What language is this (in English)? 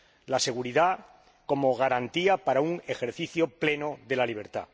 Spanish